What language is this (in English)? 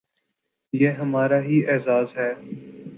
Urdu